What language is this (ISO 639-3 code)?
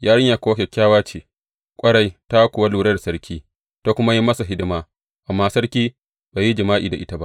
hau